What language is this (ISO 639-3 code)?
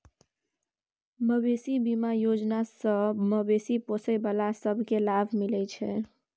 mai